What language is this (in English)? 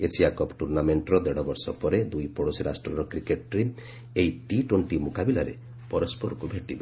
Odia